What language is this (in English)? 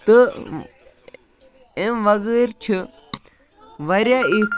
Kashmiri